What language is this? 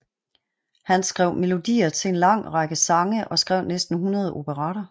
Danish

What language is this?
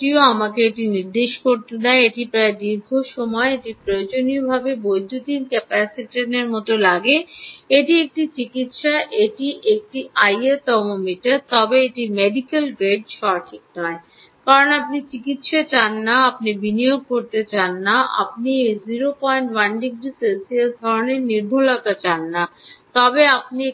Bangla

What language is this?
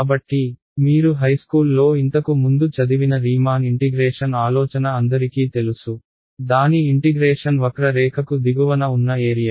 Telugu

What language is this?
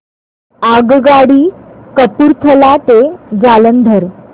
Marathi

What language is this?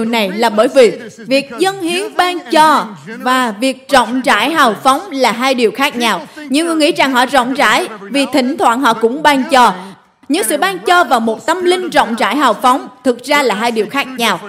Vietnamese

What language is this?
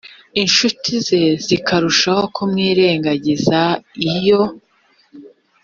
Kinyarwanda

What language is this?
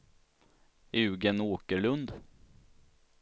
Swedish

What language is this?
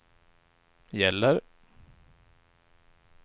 Swedish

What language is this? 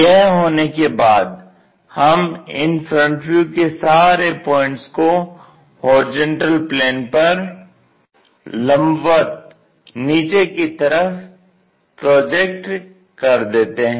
Hindi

